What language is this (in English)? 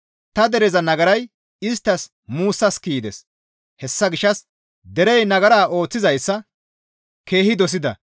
Gamo